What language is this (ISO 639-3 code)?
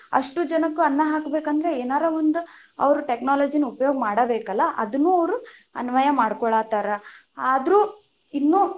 kan